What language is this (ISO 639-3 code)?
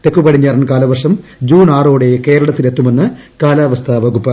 mal